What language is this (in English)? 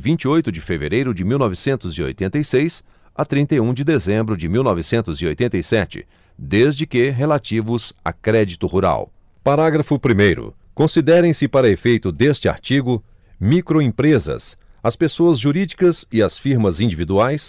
Portuguese